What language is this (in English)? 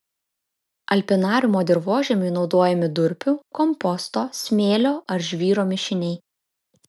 Lithuanian